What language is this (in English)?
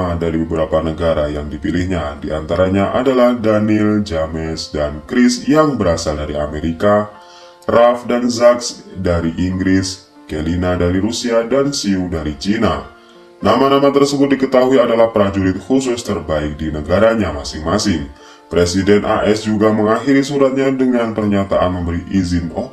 Indonesian